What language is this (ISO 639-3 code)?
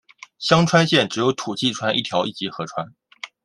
zho